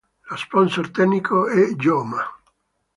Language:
Italian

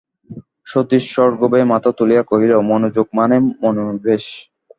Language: Bangla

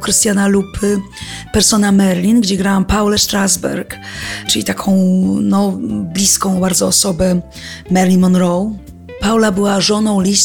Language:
Polish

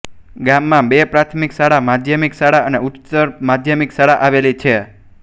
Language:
Gujarati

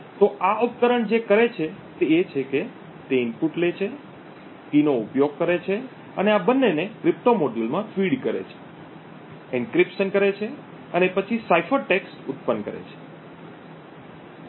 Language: Gujarati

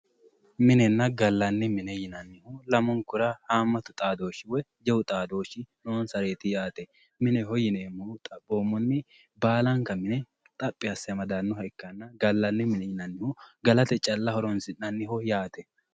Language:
Sidamo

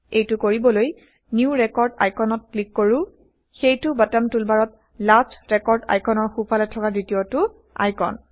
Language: Assamese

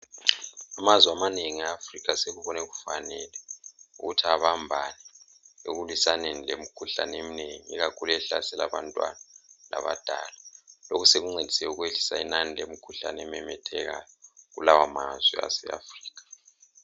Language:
North Ndebele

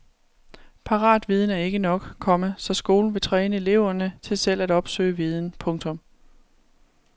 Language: Danish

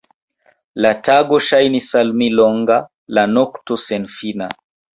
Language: Esperanto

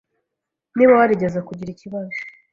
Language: Kinyarwanda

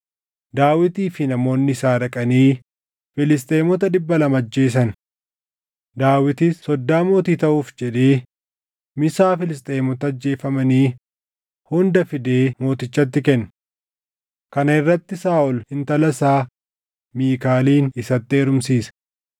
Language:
Oromo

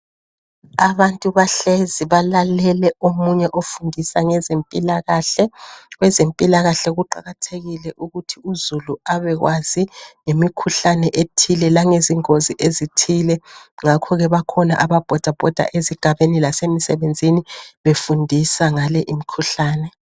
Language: North Ndebele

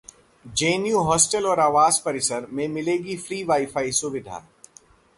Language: Hindi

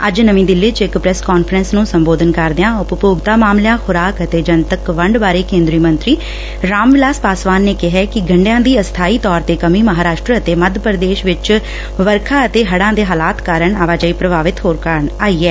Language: Punjabi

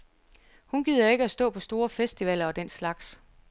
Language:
Danish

